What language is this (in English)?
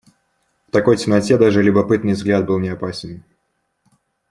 Russian